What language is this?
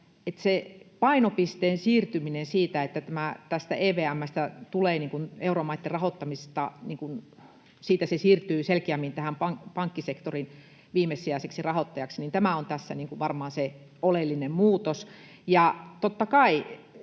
Finnish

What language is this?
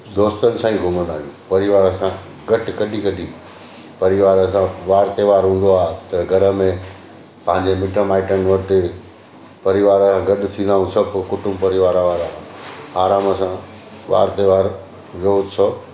Sindhi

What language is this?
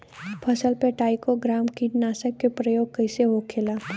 Bhojpuri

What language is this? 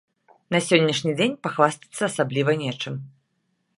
Belarusian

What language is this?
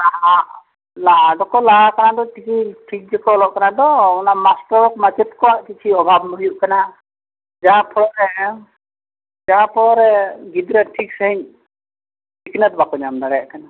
Santali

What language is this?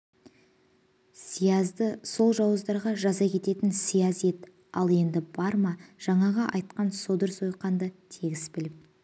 Kazakh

